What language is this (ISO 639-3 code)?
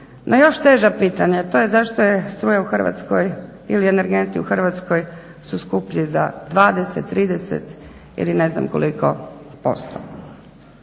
hrv